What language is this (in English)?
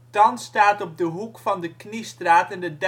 Dutch